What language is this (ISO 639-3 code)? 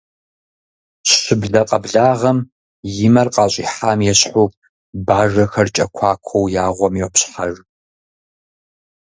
kbd